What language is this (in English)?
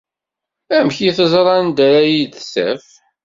Kabyle